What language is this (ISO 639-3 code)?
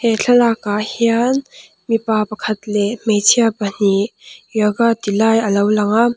lus